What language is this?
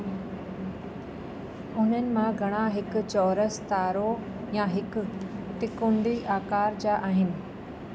Sindhi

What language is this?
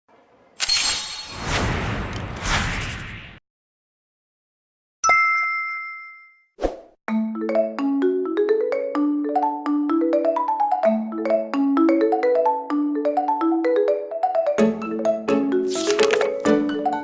Korean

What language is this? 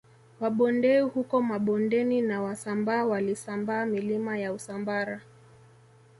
Swahili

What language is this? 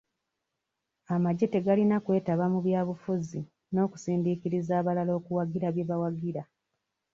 Ganda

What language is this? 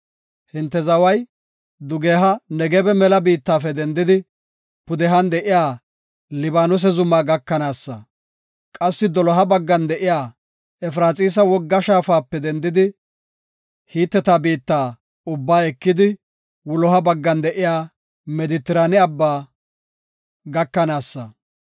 Gofa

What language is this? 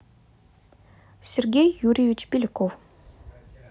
Russian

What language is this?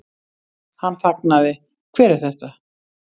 Icelandic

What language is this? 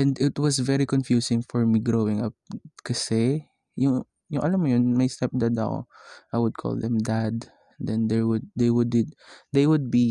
Filipino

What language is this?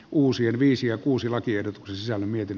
Finnish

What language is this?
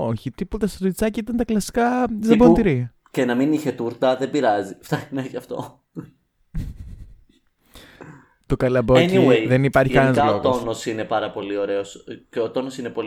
Greek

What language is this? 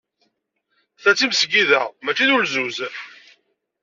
Kabyle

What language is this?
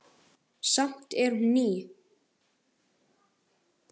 Icelandic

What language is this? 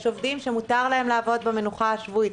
Hebrew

